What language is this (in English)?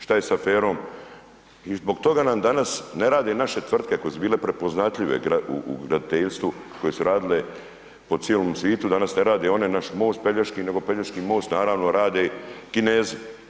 Croatian